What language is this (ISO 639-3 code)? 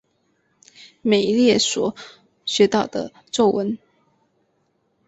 zho